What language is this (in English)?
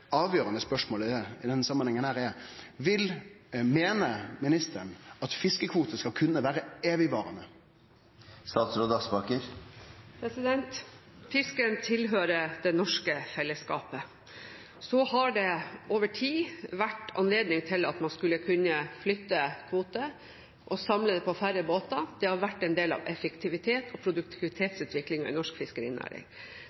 Norwegian